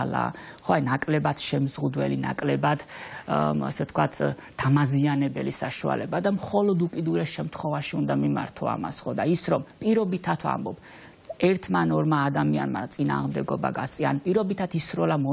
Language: Romanian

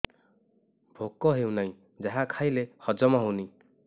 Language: Odia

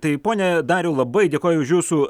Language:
Lithuanian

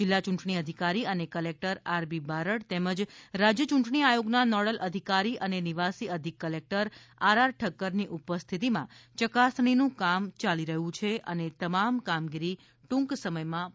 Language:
Gujarati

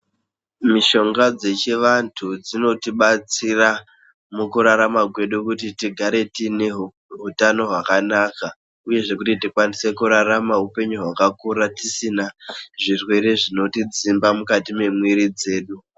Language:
Ndau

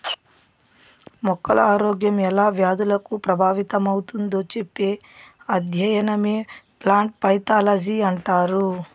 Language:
Telugu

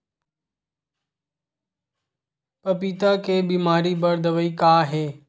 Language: Chhattisgarhi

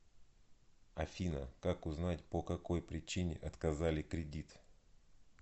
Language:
Russian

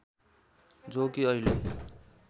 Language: Nepali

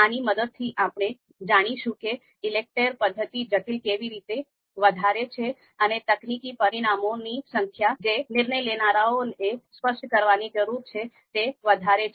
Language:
Gujarati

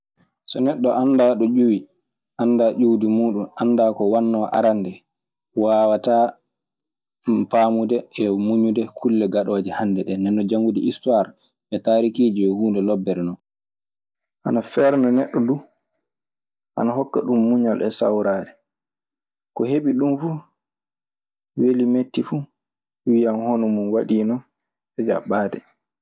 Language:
Maasina Fulfulde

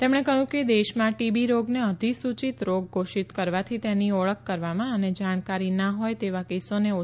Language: Gujarati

